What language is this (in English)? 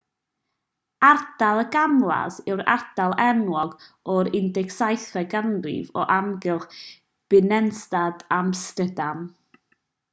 Welsh